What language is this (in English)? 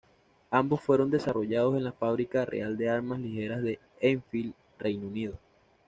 Spanish